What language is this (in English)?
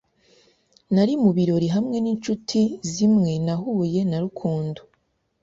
Kinyarwanda